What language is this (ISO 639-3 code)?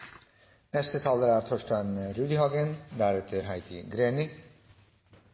nob